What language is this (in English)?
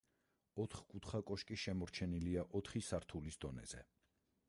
Georgian